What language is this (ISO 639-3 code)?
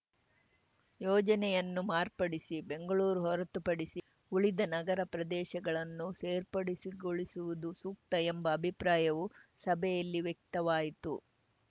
kan